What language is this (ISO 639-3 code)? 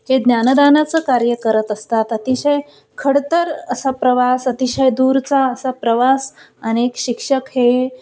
mar